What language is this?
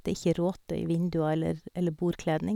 Norwegian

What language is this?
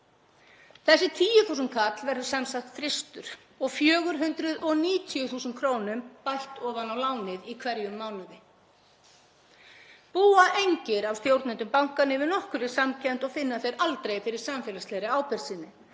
Icelandic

